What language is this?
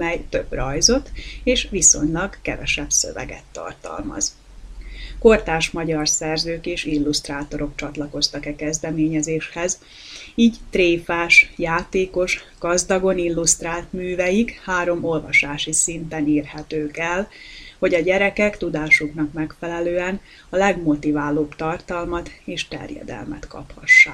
Hungarian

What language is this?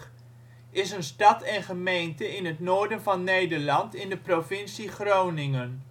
Dutch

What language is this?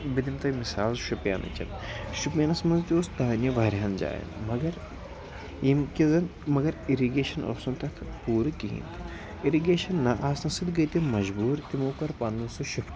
Kashmiri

